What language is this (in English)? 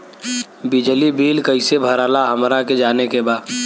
Bhojpuri